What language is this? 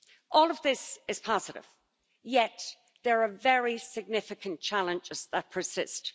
English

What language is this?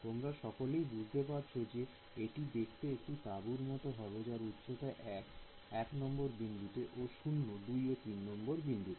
Bangla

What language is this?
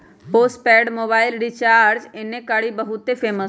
Magahi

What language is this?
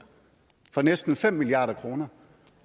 Danish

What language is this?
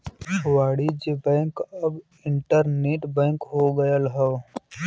Bhojpuri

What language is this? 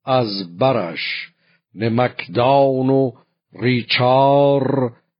Persian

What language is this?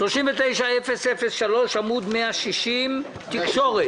Hebrew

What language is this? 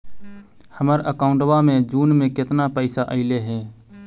Magahi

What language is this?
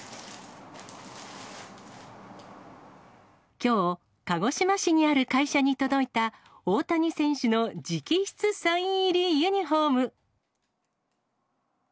Japanese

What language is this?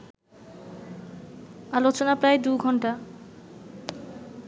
Bangla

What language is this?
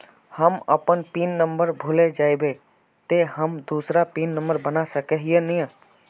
Magahi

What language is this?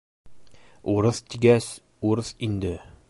Bashkir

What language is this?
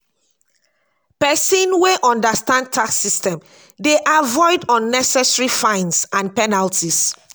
Nigerian Pidgin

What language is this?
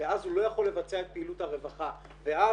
Hebrew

